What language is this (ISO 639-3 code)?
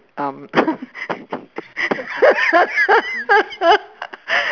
eng